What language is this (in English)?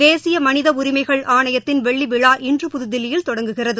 Tamil